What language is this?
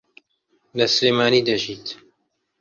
Central Kurdish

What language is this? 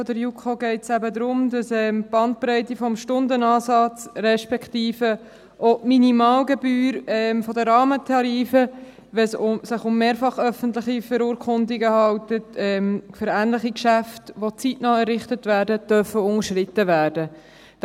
Swiss German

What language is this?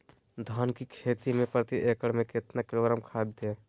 Magahi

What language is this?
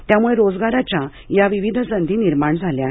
Marathi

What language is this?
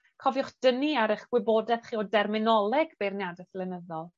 Welsh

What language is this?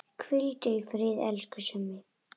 Icelandic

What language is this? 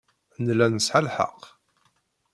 Kabyle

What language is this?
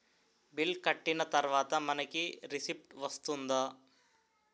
Telugu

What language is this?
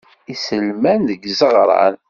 Kabyle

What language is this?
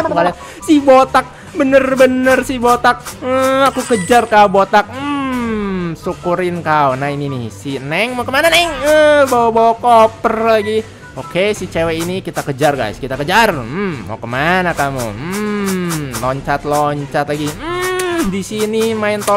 Indonesian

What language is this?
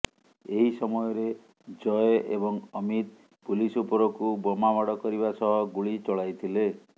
Odia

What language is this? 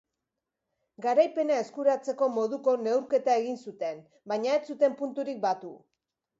Basque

